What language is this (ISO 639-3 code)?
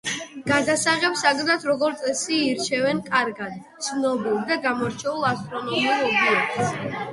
kat